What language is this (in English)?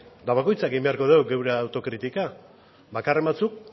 Basque